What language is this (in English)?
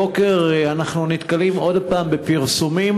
Hebrew